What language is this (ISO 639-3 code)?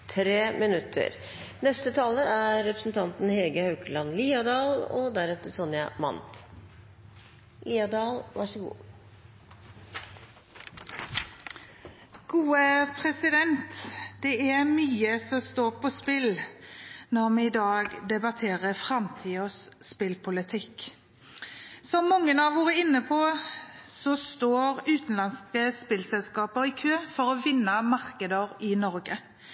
nob